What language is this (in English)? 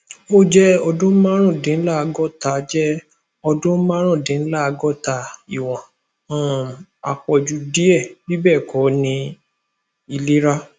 Yoruba